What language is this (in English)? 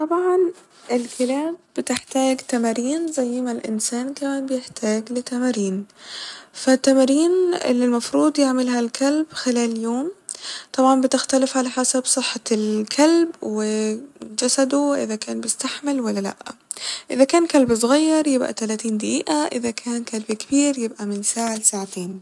Egyptian Arabic